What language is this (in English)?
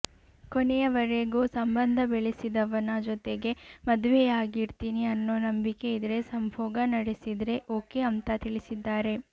Kannada